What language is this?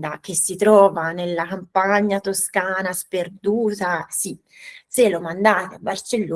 Italian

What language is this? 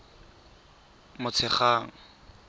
Tswana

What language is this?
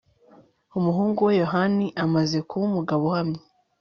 Kinyarwanda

